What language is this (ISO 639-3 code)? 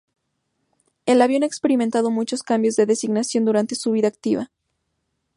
spa